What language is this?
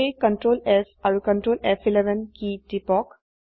Assamese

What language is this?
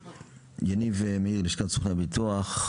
Hebrew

